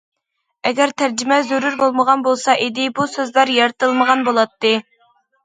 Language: Uyghur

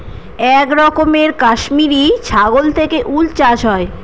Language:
Bangla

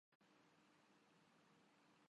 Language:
Urdu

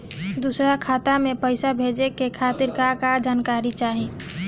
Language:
Bhojpuri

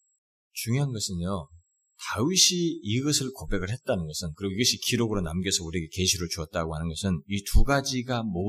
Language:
Korean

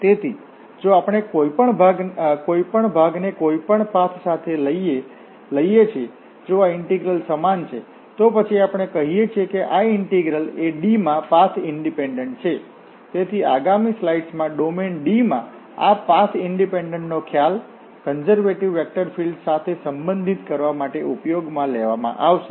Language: Gujarati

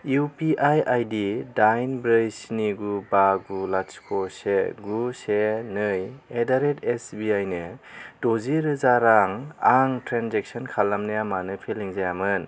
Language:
Bodo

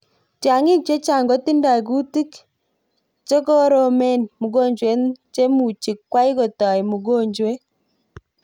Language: Kalenjin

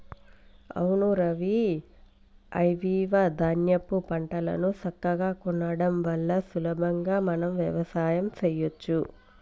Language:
Telugu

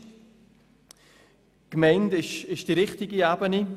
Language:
Swiss German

